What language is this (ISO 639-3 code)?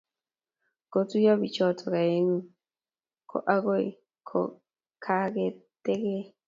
kln